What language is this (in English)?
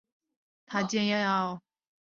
Chinese